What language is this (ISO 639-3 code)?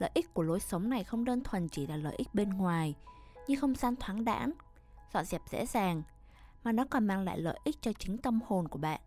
vie